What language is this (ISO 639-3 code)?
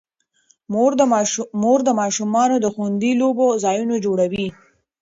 pus